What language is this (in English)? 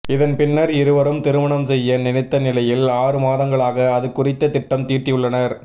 Tamil